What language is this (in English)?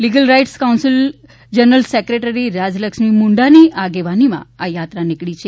Gujarati